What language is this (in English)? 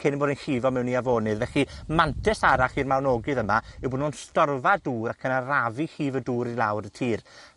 Welsh